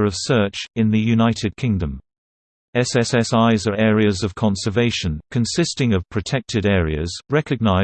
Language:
English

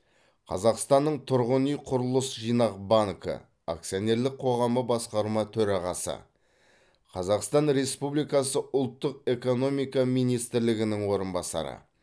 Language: Kazakh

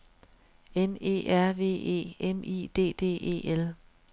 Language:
Danish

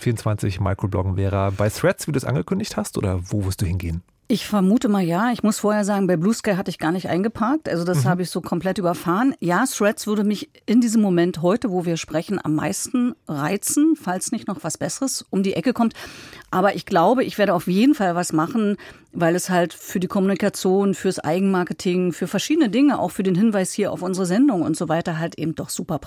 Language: German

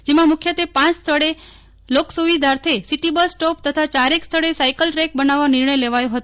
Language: Gujarati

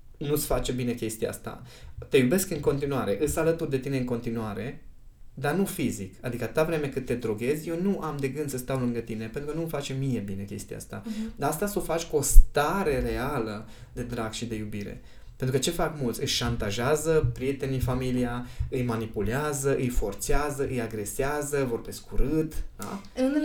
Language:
Romanian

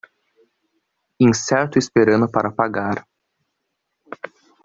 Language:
Portuguese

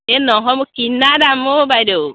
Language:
Assamese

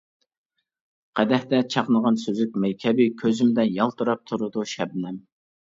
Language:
Uyghur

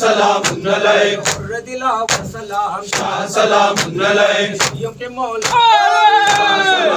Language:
Arabic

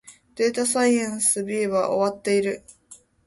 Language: Japanese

